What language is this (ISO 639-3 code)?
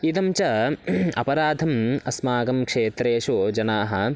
san